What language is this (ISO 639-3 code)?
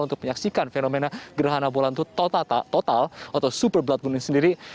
ind